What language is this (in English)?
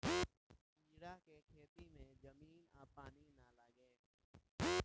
Bhojpuri